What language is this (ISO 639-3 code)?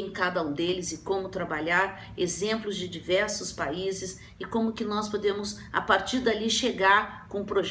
por